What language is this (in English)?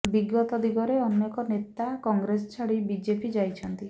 Odia